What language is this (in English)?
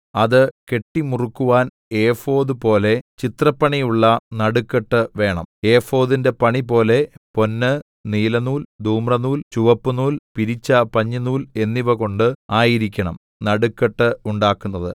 Malayalam